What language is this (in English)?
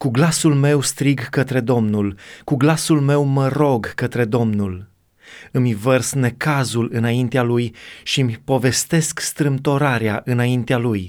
Romanian